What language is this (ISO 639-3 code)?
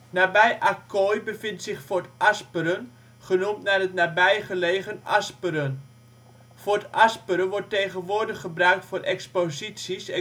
nld